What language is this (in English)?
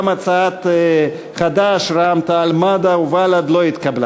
Hebrew